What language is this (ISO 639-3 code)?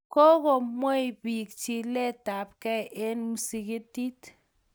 kln